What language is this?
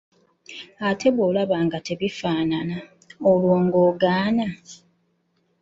Ganda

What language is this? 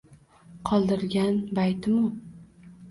Uzbek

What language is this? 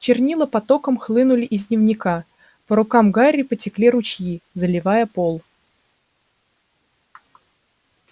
Russian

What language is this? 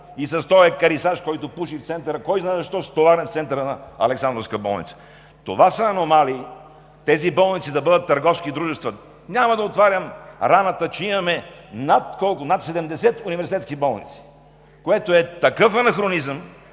Bulgarian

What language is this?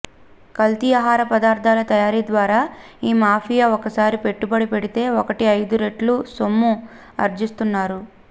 Telugu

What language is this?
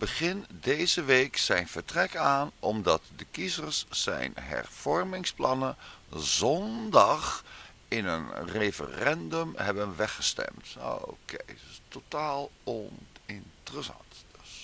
Dutch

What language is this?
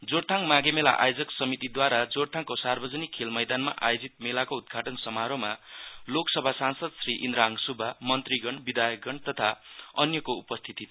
Nepali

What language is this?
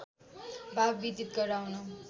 Nepali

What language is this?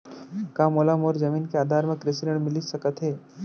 Chhattisgarhi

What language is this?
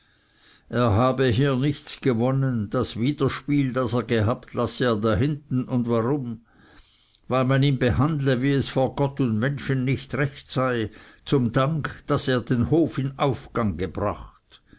German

